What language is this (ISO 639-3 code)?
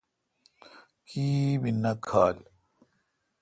xka